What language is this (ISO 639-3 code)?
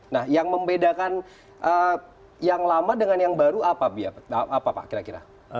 ind